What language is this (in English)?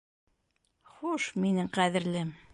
Bashkir